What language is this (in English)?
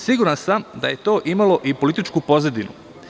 Serbian